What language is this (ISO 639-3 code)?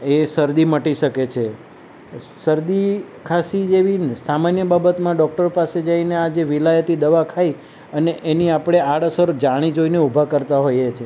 guj